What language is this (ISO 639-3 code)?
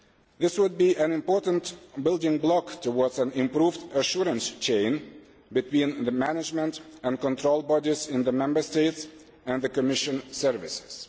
eng